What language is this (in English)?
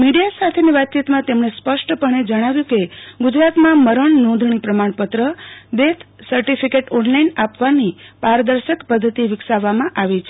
Gujarati